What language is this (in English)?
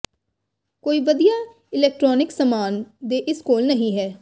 Punjabi